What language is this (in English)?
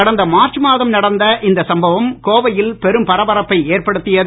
Tamil